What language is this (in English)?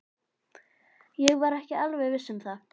Icelandic